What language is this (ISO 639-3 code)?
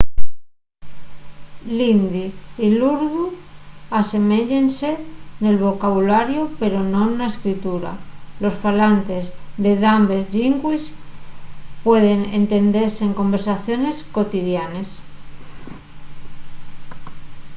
ast